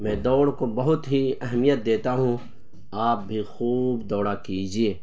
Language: Urdu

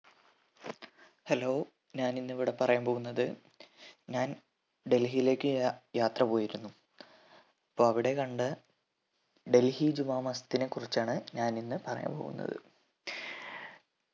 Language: Malayalam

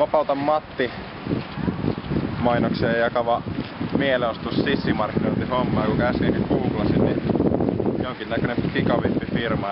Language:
Finnish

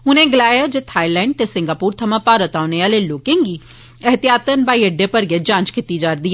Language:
Dogri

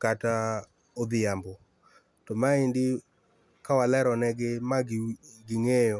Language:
Luo (Kenya and Tanzania)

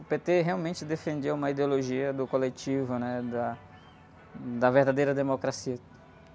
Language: Portuguese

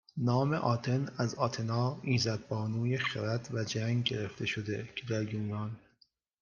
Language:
Persian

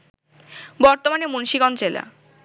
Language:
Bangla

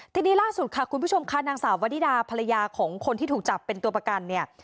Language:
Thai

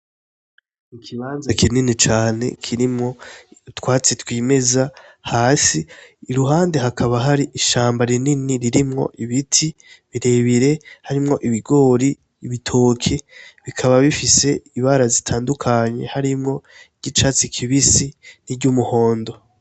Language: Rundi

